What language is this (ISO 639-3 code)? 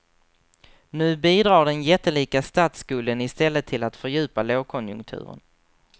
swe